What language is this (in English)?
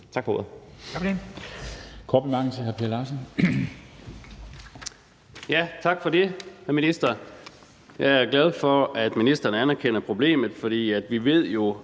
Danish